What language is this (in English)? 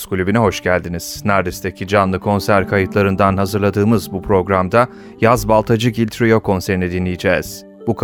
Turkish